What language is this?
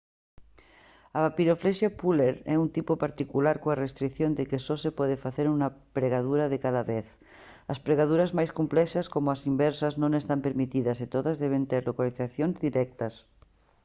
Galician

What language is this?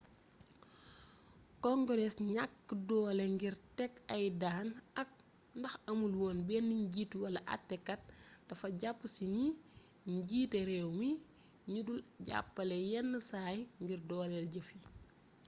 Wolof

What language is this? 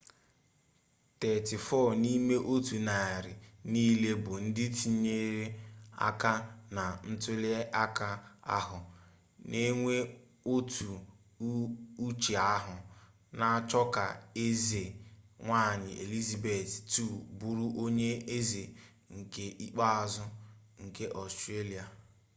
Igbo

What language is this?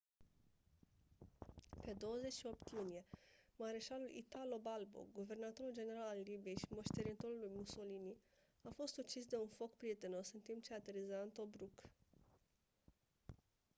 Romanian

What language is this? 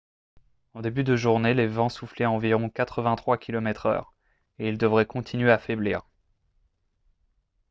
French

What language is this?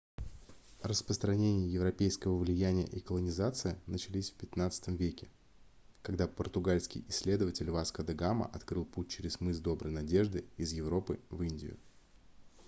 Russian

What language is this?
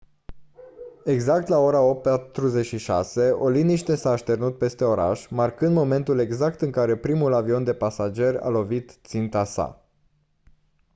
Romanian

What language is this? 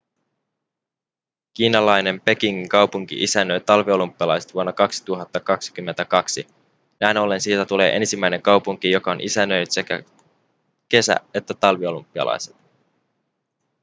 Finnish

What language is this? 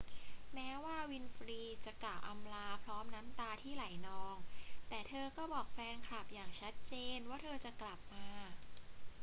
Thai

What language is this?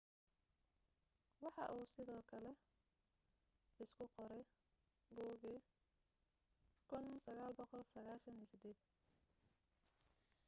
Somali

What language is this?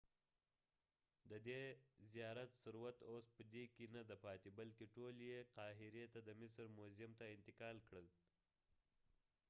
Pashto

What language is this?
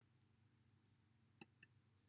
Welsh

